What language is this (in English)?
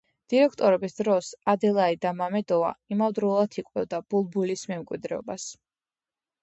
Georgian